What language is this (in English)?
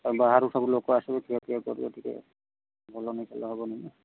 Odia